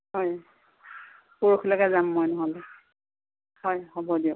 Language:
Assamese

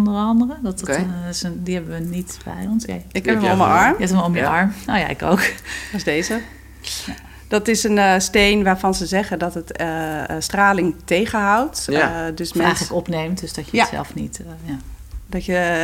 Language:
Dutch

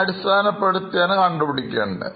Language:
Malayalam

